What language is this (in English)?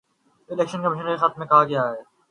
Urdu